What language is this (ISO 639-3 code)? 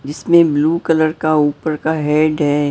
hin